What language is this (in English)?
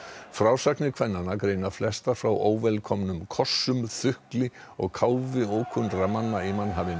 Icelandic